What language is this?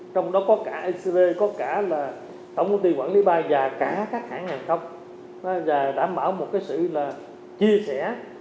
Vietnamese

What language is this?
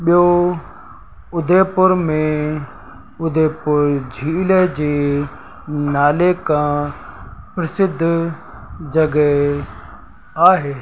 Sindhi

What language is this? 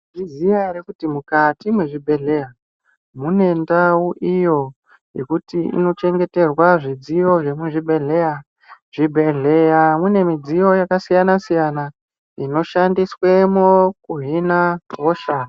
Ndau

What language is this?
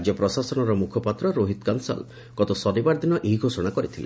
Odia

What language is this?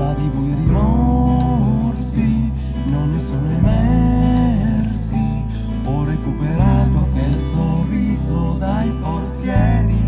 Italian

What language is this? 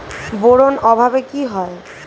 Bangla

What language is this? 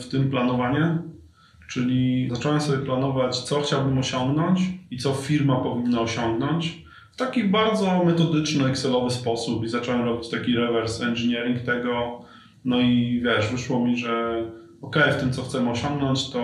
Polish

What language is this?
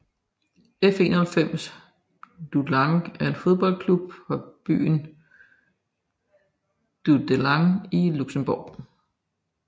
Danish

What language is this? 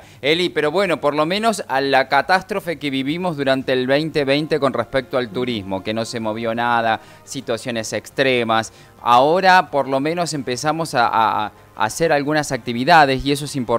Spanish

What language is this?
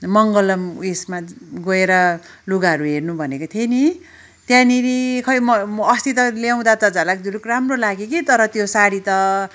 Nepali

